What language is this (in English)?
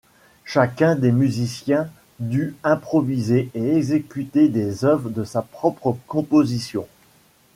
French